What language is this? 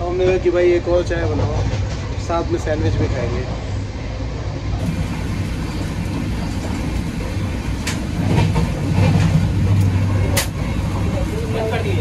Hindi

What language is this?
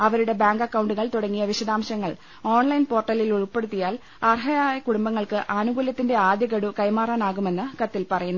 Malayalam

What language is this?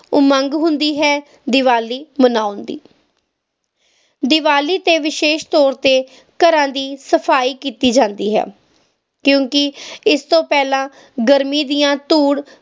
Punjabi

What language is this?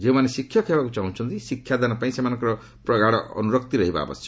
Odia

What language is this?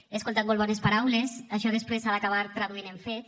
Catalan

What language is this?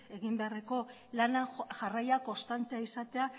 Basque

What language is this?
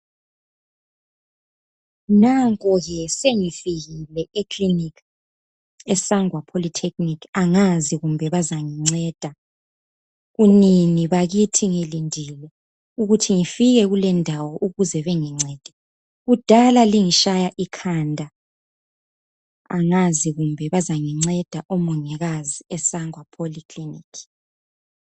North Ndebele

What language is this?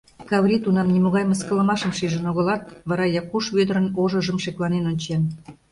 Mari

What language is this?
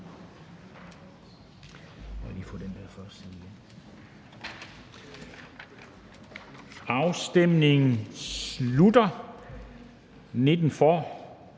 Danish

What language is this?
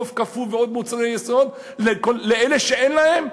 Hebrew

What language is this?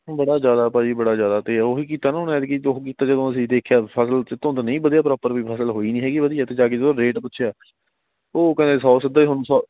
Punjabi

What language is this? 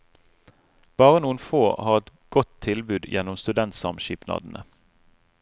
Norwegian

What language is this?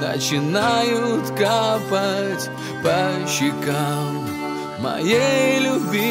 Russian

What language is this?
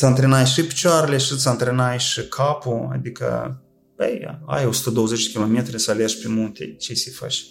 Romanian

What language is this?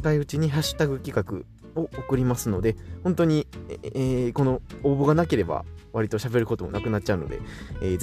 Japanese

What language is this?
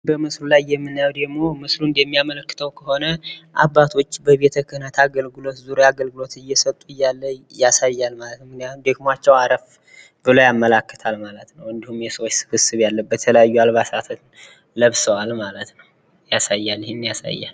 Amharic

